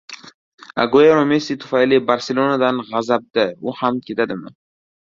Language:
Uzbek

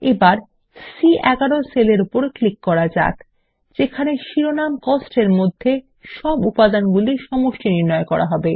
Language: Bangla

